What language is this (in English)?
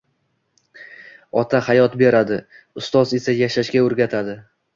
Uzbek